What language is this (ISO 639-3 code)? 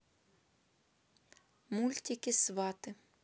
rus